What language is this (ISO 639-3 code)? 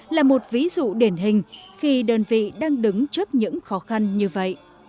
vie